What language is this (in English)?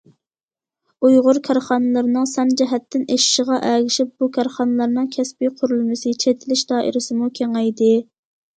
Uyghur